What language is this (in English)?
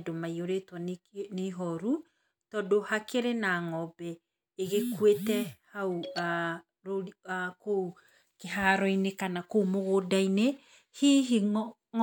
Kikuyu